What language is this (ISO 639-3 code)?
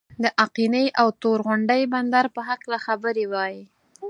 pus